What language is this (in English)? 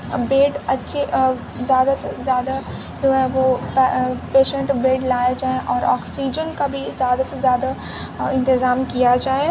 Urdu